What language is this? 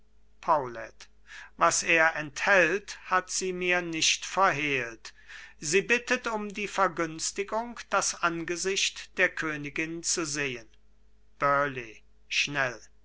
German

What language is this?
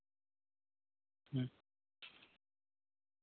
Santali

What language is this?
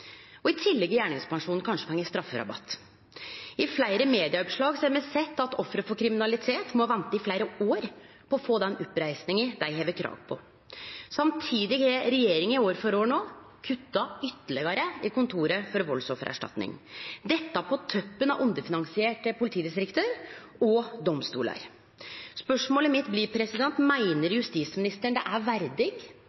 Norwegian Nynorsk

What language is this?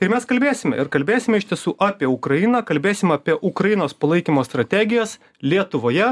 Lithuanian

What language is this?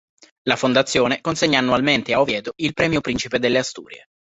Italian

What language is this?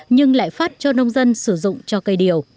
Vietnamese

